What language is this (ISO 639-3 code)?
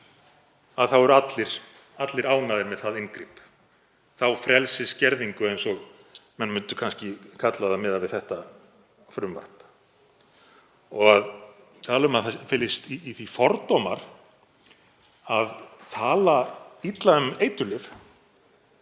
isl